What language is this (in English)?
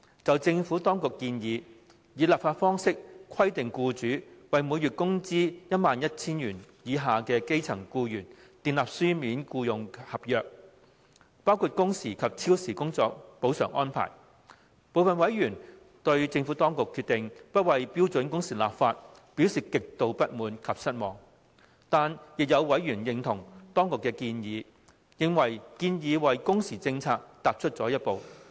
Cantonese